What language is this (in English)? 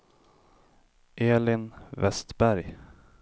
Swedish